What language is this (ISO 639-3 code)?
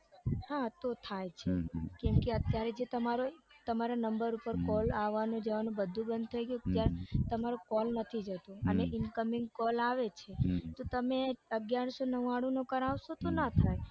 guj